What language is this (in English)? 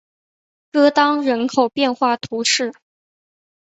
Chinese